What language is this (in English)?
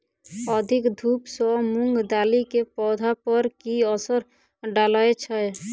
Maithili